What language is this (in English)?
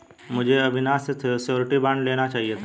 Hindi